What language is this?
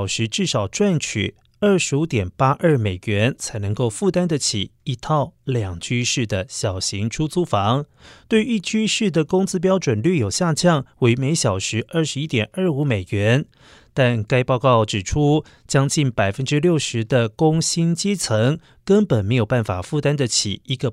Chinese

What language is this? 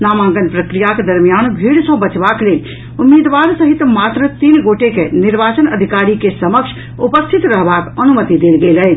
Maithili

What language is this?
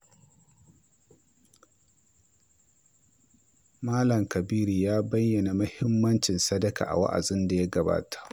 Hausa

